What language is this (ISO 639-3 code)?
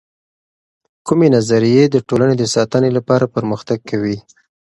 pus